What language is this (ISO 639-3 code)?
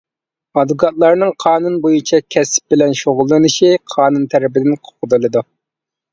uig